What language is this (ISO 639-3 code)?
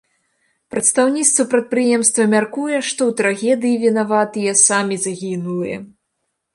bel